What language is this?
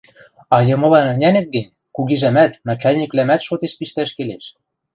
Western Mari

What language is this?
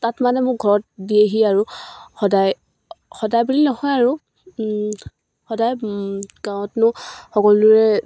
Assamese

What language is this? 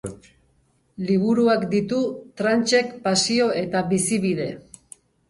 Basque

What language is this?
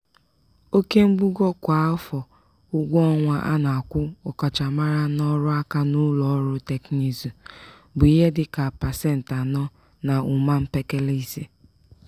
Igbo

